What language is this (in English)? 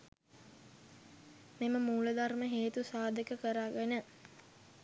Sinhala